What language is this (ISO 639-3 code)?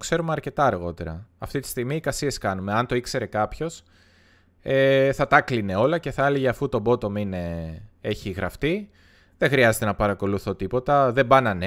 ell